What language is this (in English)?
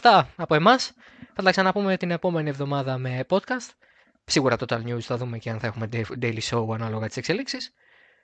Greek